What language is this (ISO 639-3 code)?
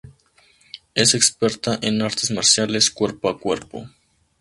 spa